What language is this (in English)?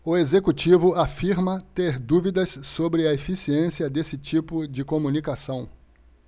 Portuguese